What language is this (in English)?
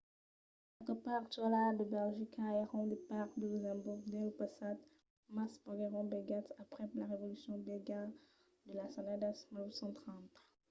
Occitan